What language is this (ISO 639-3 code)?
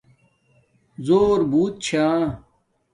dmk